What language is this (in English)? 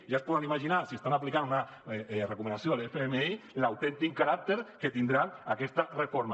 Catalan